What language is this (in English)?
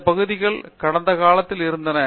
Tamil